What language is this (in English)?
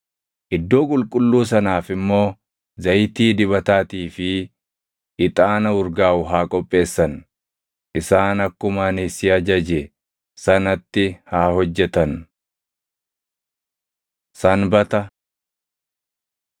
Oromo